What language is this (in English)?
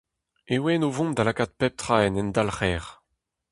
Breton